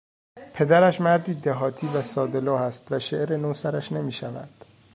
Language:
Persian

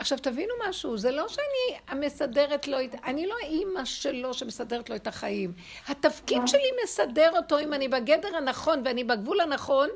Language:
Hebrew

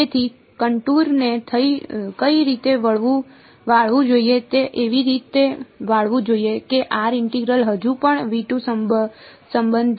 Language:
Gujarati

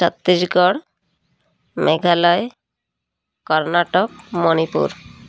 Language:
Odia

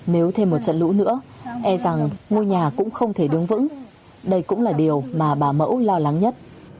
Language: Vietnamese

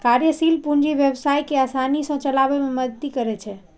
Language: Maithili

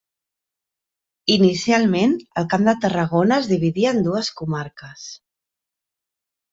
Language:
Catalan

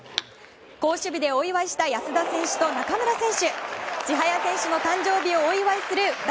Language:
Japanese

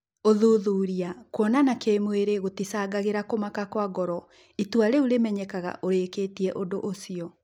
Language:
Kikuyu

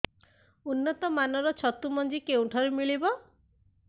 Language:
Odia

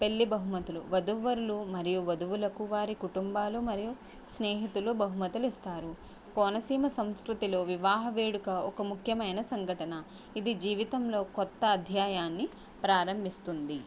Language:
Telugu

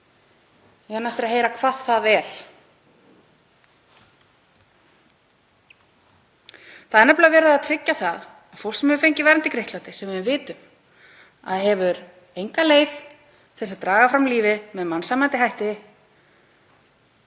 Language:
Icelandic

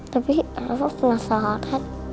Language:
Indonesian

